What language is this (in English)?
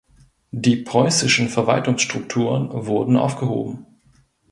German